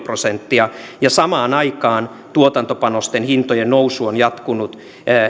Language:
Finnish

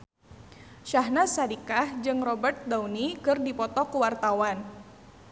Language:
Sundanese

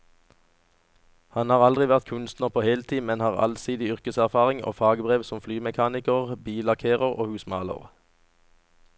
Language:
Norwegian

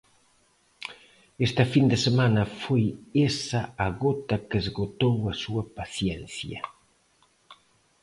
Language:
Galician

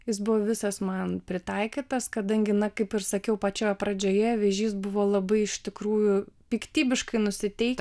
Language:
Lithuanian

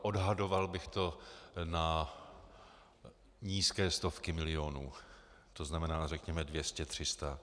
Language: Czech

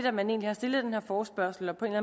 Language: Danish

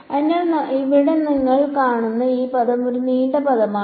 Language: Malayalam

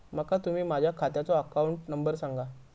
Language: Marathi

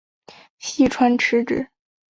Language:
Chinese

